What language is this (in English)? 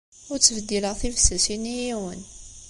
Kabyle